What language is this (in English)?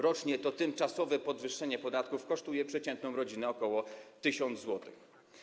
Polish